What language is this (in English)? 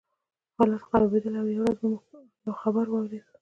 Pashto